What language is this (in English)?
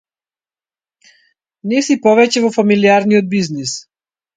Macedonian